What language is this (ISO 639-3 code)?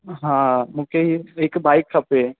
snd